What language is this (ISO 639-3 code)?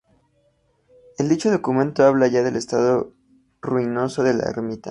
spa